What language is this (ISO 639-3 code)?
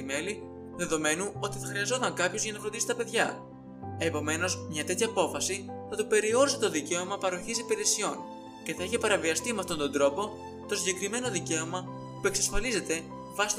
ell